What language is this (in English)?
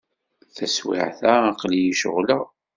Kabyle